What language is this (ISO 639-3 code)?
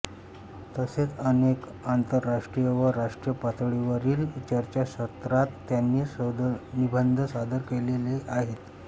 mar